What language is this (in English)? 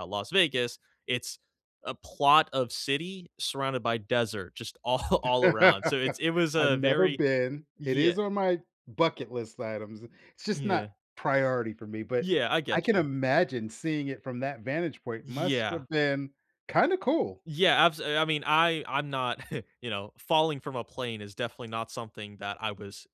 English